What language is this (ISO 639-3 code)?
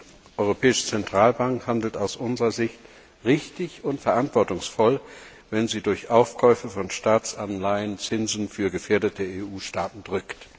deu